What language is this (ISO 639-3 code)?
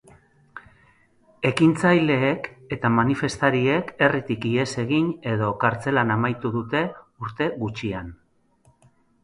eus